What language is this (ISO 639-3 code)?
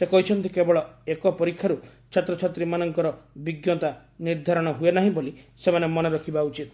ori